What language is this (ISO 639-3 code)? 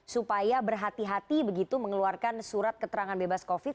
ind